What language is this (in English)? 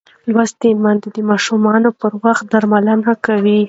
Pashto